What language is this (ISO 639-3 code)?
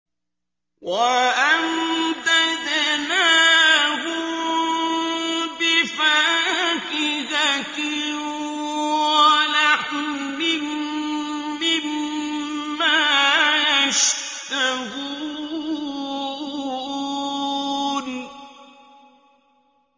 ara